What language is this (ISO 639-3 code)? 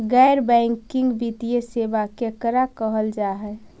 mag